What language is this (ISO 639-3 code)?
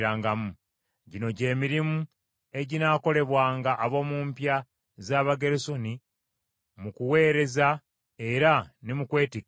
lug